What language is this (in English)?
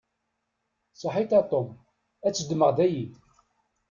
Kabyle